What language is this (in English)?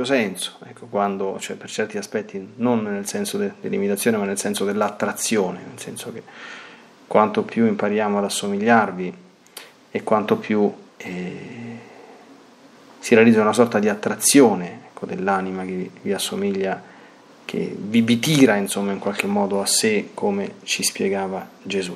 Italian